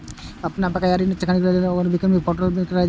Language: Maithili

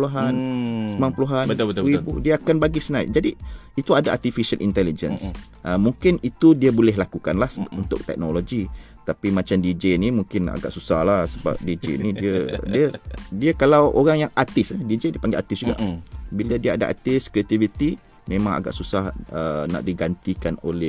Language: Malay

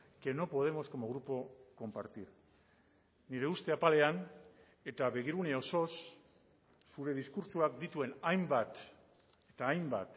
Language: Basque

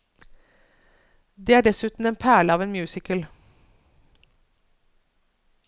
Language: Norwegian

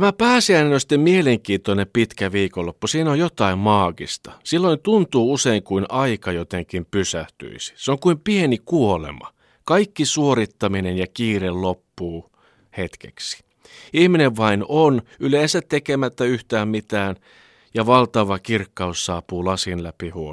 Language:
Finnish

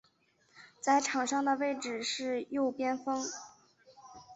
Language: Chinese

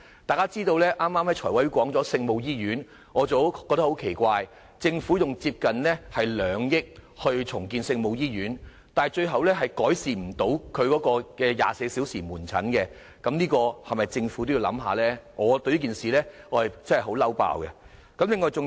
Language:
Cantonese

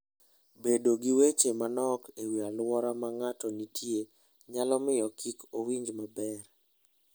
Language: Luo (Kenya and Tanzania)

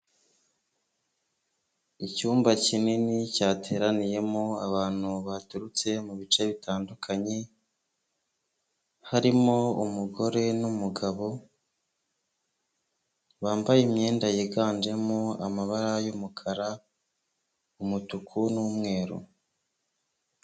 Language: Kinyarwanda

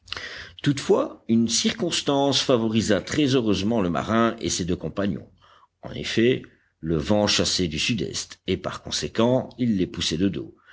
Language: French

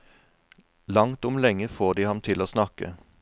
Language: Norwegian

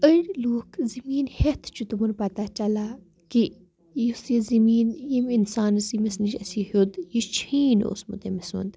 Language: Kashmiri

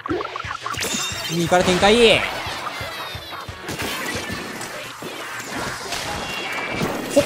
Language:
Japanese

